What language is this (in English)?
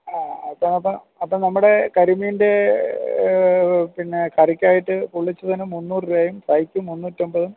Malayalam